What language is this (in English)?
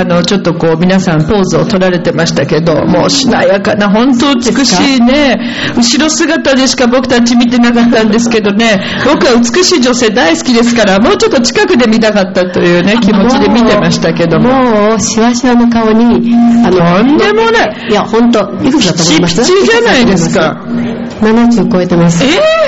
Japanese